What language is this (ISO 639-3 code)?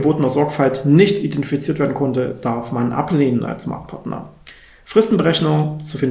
deu